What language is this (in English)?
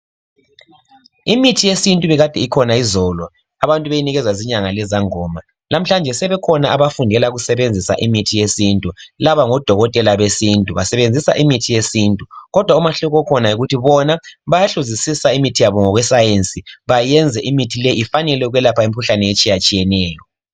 North Ndebele